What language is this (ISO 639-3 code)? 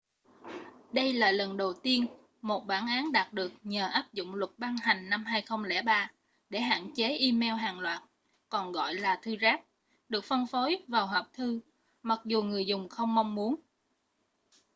vie